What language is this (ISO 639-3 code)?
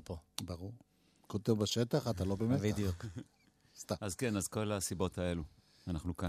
heb